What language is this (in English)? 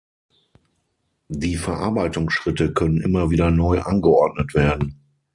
German